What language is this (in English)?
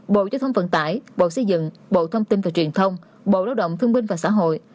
Vietnamese